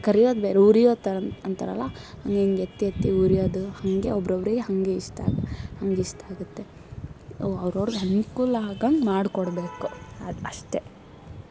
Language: Kannada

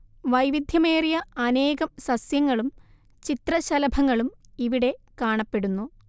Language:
Malayalam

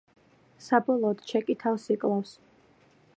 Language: Georgian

